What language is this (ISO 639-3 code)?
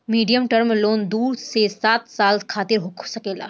bho